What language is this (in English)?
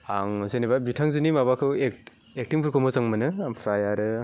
Bodo